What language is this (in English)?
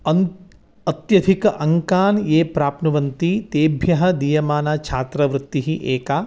Sanskrit